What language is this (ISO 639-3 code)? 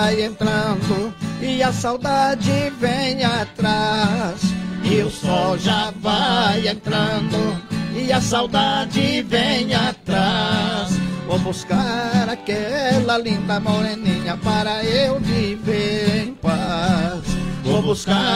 por